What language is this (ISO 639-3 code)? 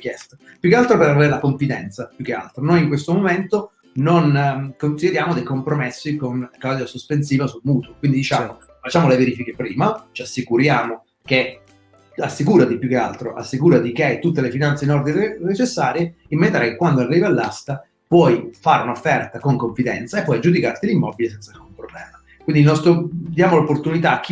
ita